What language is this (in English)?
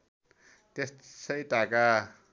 Nepali